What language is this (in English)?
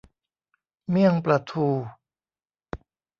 Thai